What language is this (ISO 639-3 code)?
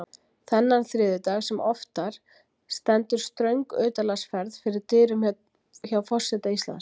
isl